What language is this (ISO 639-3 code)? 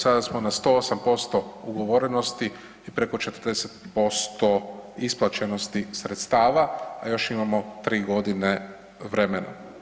hrv